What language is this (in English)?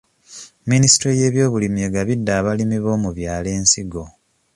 Ganda